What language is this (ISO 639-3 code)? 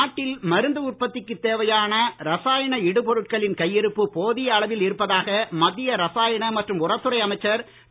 tam